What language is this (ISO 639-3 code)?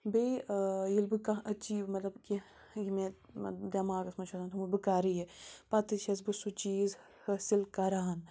kas